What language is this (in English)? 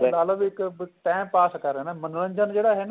Punjabi